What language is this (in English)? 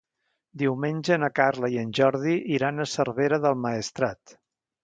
Catalan